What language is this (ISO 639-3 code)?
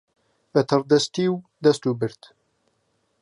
ckb